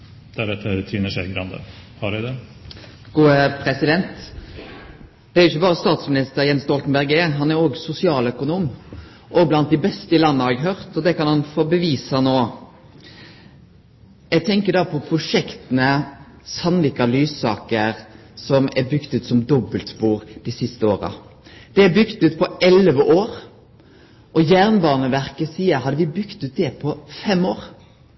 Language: Norwegian Nynorsk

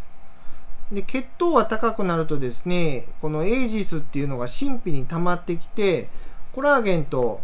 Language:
Japanese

